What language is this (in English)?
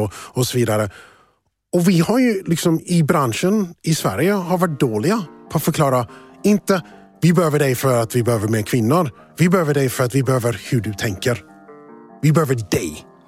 Swedish